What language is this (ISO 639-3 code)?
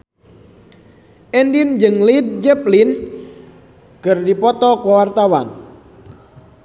sun